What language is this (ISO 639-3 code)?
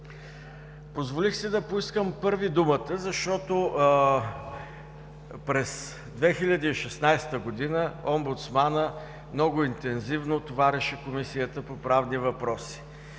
bul